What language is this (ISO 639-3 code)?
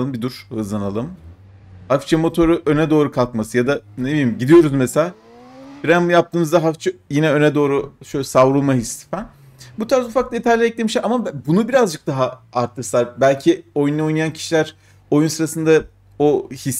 tur